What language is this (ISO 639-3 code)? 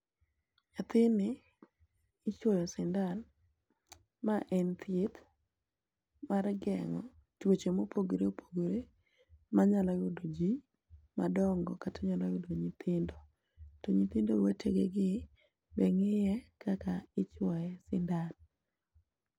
luo